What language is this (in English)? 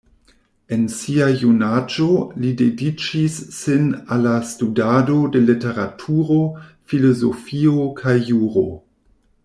Esperanto